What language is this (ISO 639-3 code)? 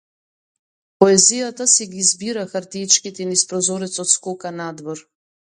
mkd